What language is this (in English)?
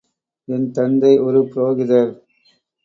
Tamil